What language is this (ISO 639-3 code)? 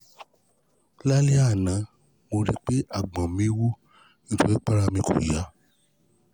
yor